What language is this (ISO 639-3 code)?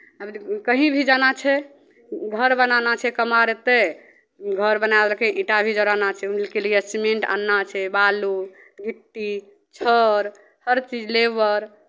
mai